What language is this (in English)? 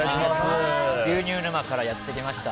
Japanese